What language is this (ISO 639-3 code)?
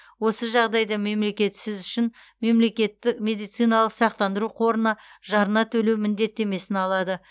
kaz